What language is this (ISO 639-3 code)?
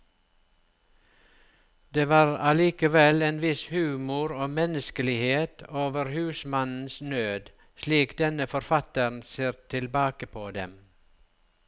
nor